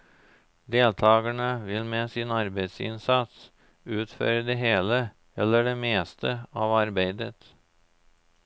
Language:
Norwegian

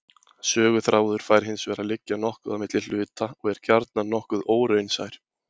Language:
Icelandic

